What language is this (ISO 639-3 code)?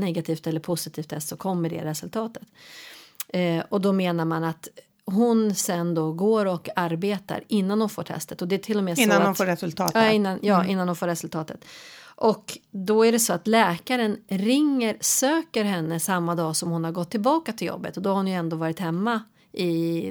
swe